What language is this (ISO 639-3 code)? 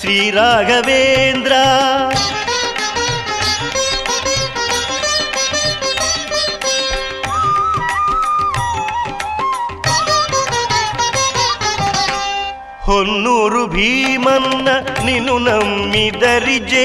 ron